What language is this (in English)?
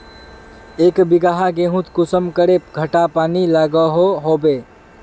Magahi